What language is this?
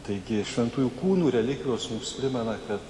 Lithuanian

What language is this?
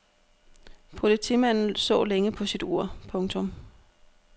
Danish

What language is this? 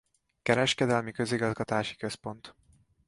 Hungarian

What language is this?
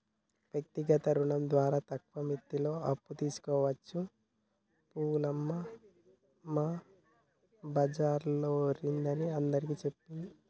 Telugu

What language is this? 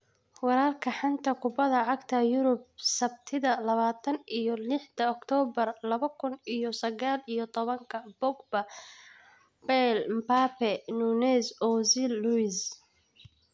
Somali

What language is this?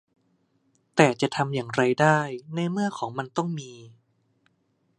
Thai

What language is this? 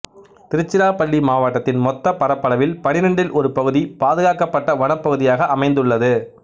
Tamil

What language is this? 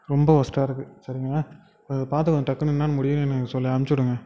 Tamil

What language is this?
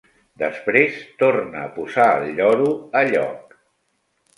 Catalan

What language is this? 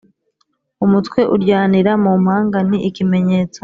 Kinyarwanda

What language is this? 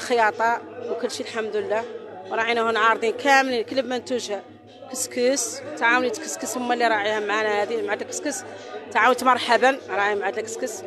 Arabic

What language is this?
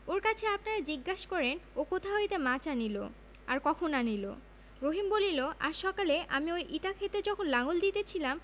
Bangla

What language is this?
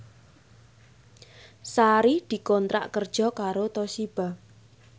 Javanese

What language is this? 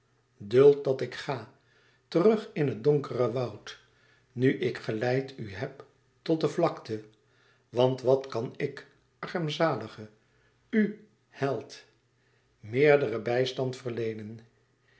Dutch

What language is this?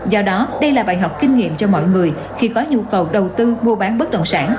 Vietnamese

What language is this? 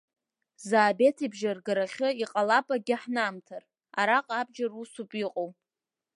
Abkhazian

